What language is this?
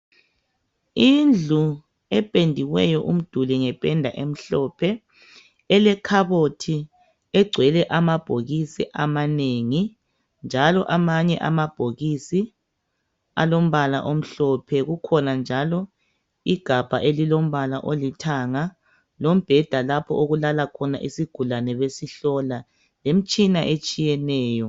North Ndebele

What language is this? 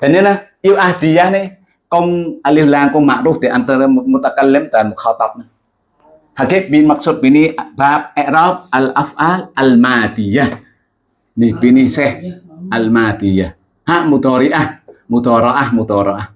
Indonesian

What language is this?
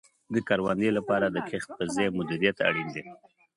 Pashto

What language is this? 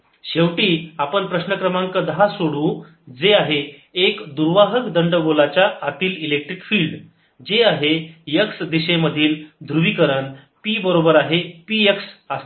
Marathi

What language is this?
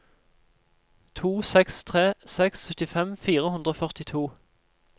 Norwegian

